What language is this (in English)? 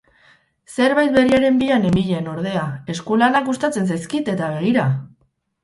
Basque